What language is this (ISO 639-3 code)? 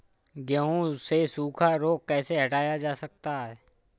hin